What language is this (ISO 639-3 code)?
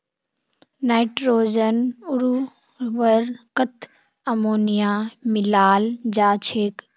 mag